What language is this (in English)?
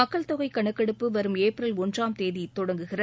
Tamil